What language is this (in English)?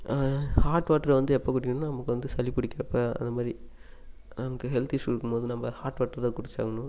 Tamil